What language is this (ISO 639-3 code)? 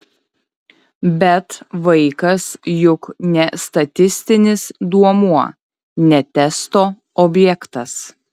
lit